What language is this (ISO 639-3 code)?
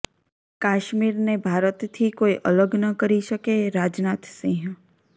guj